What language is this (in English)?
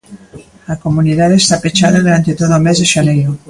Galician